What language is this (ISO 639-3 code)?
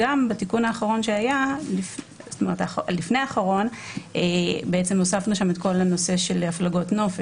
heb